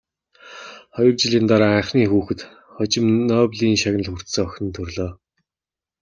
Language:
Mongolian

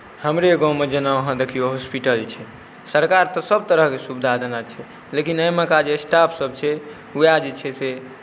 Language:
Maithili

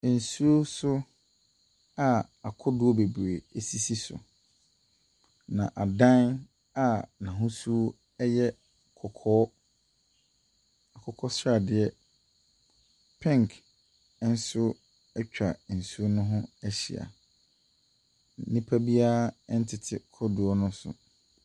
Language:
Akan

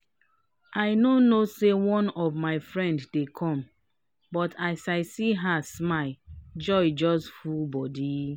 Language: Nigerian Pidgin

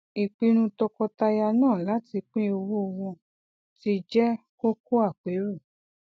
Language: Yoruba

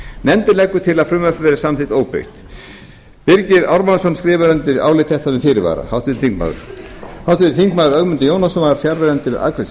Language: Icelandic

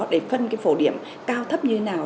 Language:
Vietnamese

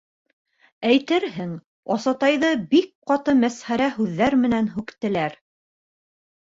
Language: Bashkir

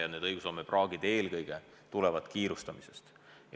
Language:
Estonian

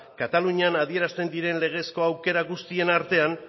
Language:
Basque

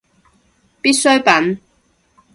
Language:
Cantonese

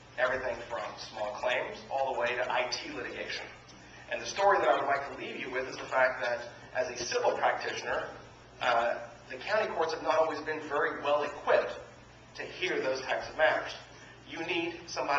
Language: English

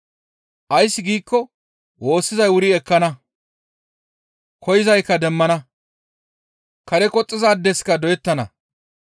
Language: Gamo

